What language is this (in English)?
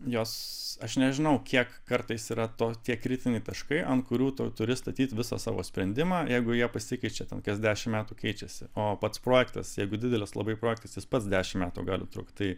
Lithuanian